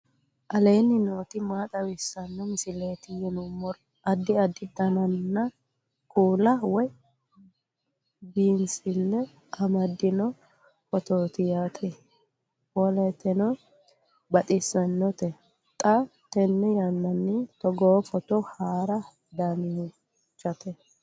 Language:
Sidamo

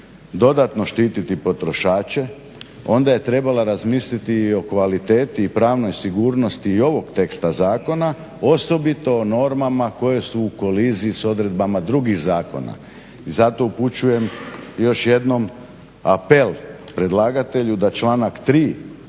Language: Croatian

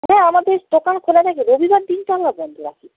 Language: Bangla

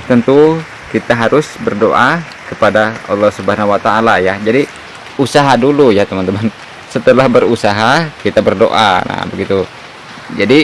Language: Indonesian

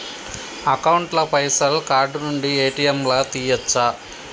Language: Telugu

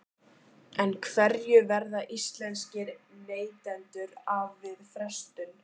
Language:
Icelandic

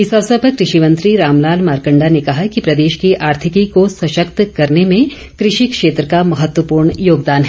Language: Hindi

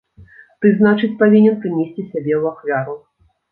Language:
Belarusian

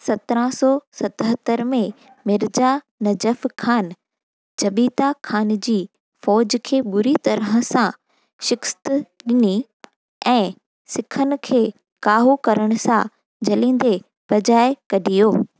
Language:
Sindhi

